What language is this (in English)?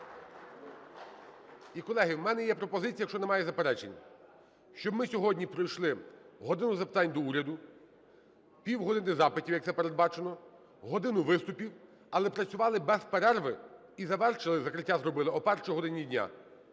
Ukrainian